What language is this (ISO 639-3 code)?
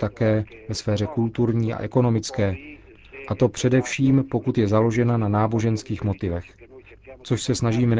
ces